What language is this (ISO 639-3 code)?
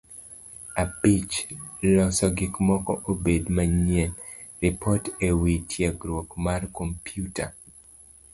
luo